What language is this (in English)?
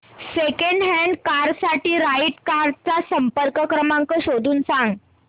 Marathi